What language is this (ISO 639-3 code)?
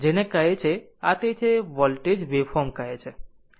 guj